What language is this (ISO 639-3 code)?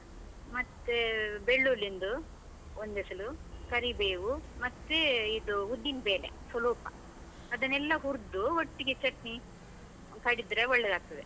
kan